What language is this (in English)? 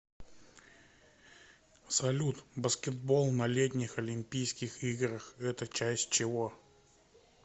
Russian